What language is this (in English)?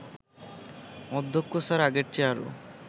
Bangla